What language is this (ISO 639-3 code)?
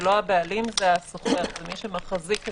heb